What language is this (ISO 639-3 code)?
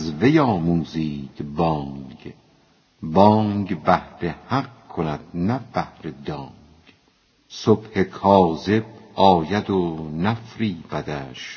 fas